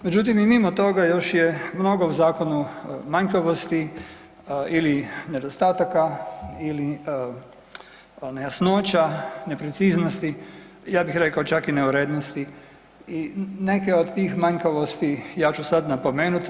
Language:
Croatian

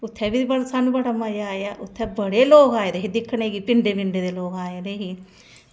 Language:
Dogri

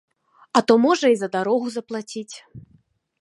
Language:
Belarusian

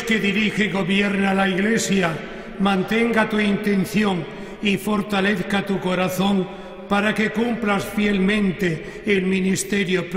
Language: Spanish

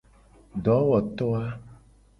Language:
Gen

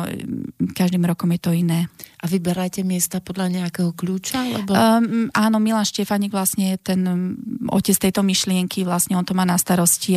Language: Slovak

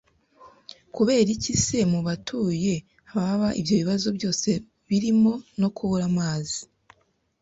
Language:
Kinyarwanda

